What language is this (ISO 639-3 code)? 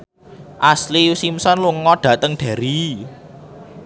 jav